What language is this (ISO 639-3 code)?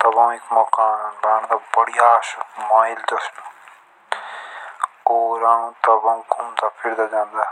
jns